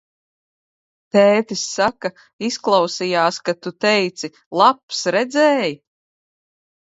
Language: Latvian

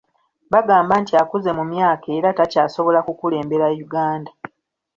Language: Ganda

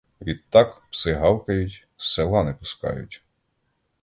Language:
Ukrainian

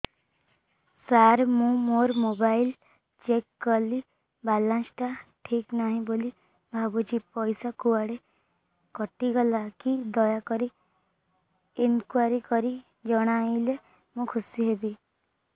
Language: Odia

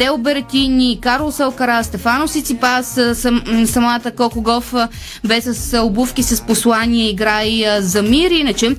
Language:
Bulgarian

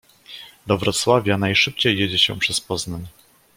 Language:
Polish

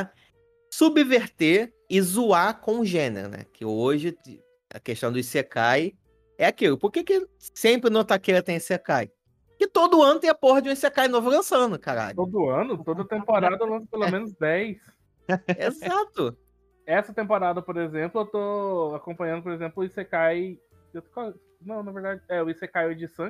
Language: Portuguese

